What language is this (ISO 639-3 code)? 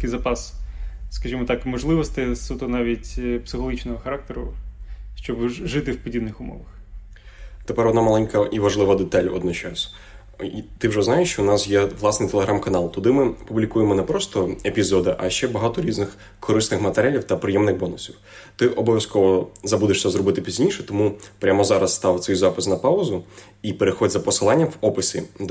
ukr